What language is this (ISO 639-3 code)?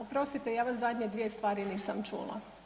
hrv